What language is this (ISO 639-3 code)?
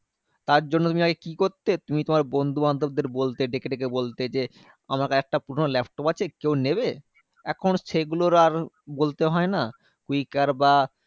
ben